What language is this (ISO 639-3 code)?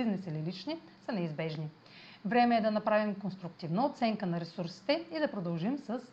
bul